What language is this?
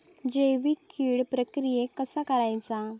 Marathi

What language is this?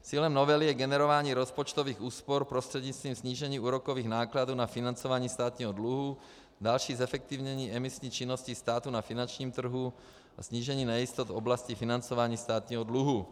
Czech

